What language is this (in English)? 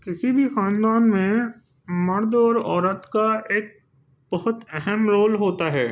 Urdu